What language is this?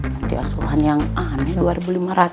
Indonesian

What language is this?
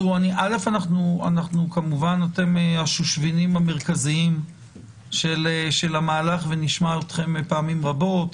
Hebrew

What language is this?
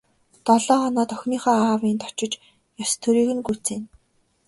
Mongolian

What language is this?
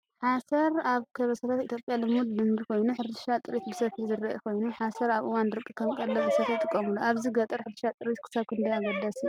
Tigrinya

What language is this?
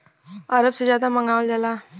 Bhojpuri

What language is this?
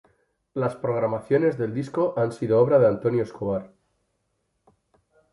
Spanish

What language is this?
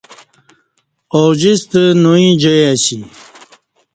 Kati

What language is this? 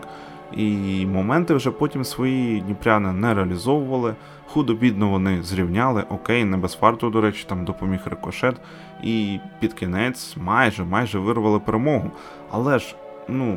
Ukrainian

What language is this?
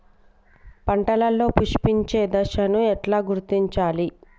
Telugu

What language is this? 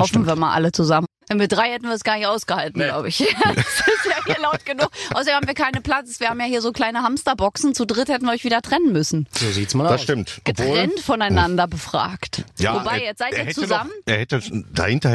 German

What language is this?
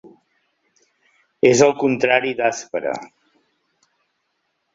Catalan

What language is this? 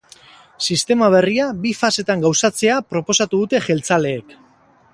Basque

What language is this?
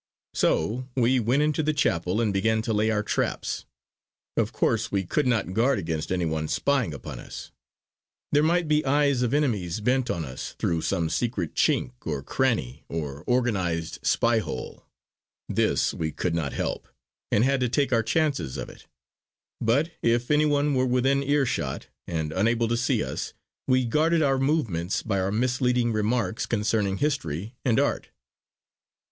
English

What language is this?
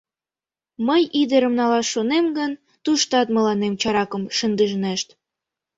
Mari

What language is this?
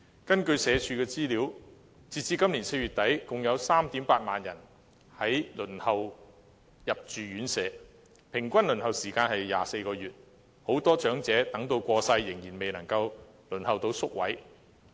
Cantonese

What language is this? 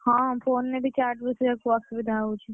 Odia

